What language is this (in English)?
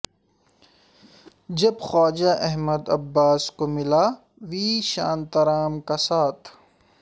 Urdu